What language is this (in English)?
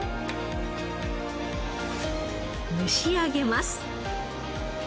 Japanese